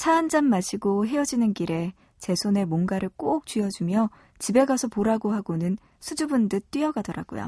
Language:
Korean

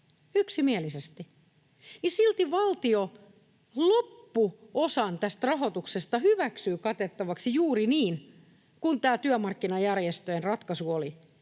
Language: Finnish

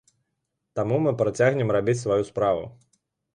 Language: Belarusian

